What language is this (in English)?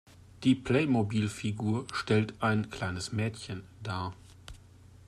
German